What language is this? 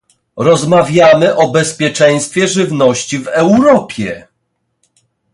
Polish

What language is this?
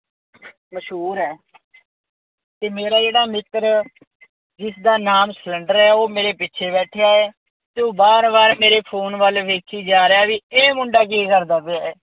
Punjabi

